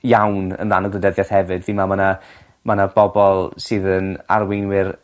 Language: Welsh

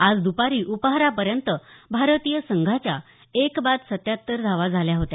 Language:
Marathi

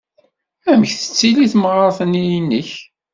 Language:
Kabyle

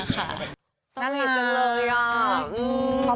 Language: Thai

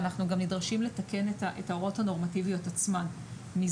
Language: Hebrew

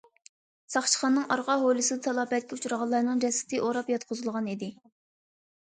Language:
Uyghur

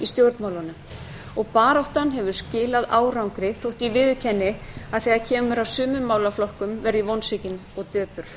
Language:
Icelandic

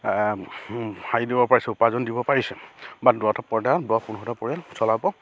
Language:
Assamese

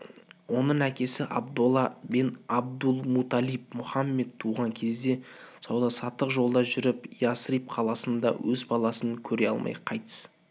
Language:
Kazakh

